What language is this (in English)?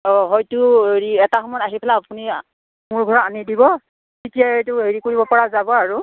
Assamese